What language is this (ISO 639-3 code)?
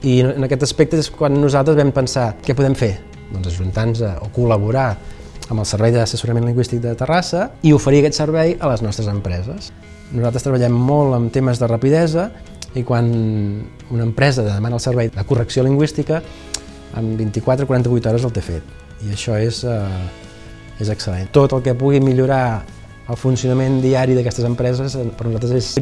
ind